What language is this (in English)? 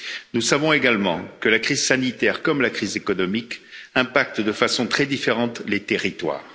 French